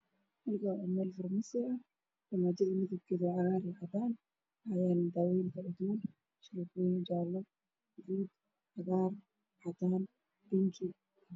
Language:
Somali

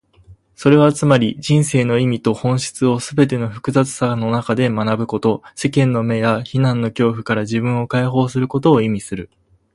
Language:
Japanese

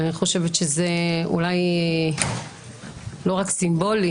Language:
Hebrew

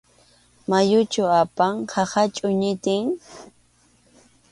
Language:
Arequipa-La Unión Quechua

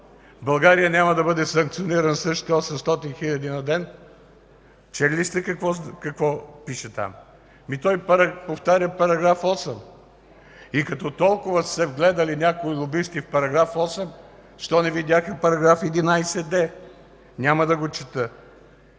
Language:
Bulgarian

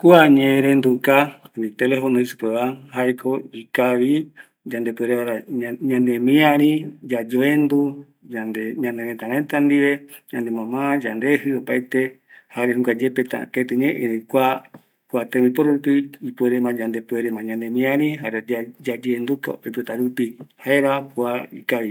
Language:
Eastern Bolivian Guaraní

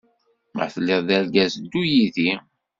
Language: Kabyle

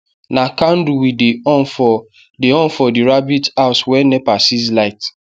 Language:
Nigerian Pidgin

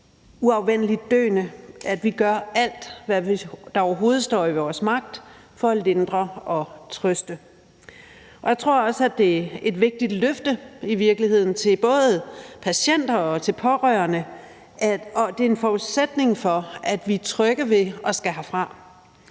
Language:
Danish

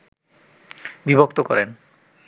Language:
Bangla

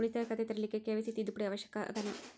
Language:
Kannada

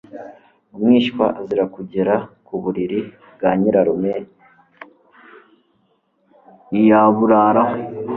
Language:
Kinyarwanda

